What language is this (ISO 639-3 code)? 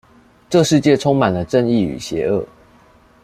zho